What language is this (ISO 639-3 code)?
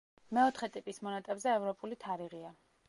kat